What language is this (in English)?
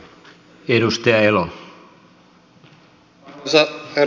Finnish